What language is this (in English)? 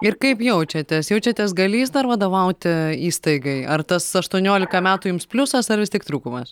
Lithuanian